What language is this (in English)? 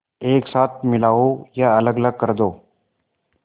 Hindi